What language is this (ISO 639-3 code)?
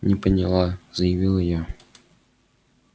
rus